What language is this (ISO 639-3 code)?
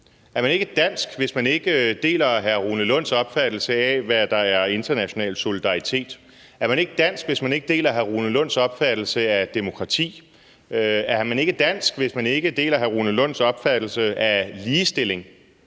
dan